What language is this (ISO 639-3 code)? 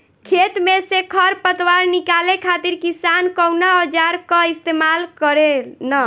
bho